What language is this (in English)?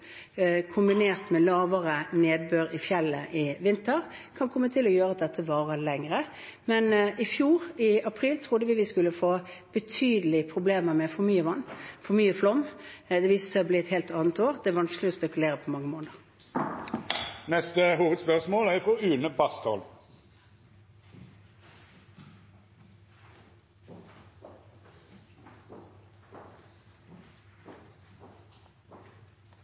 Norwegian